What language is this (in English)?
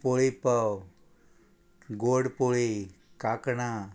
Konkani